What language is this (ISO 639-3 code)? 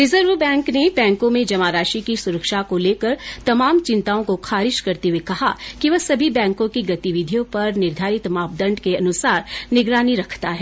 hin